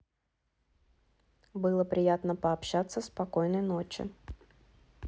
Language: Russian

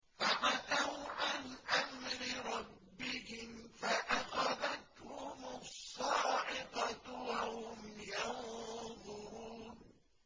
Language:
Arabic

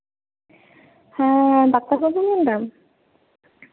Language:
Santali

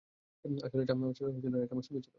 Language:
Bangla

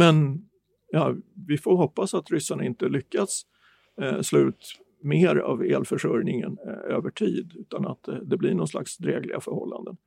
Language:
Swedish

